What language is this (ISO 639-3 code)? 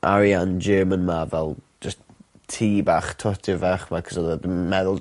cym